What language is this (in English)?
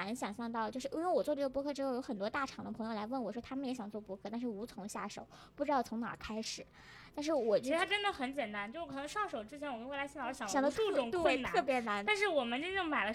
Chinese